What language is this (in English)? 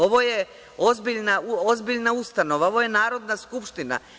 Serbian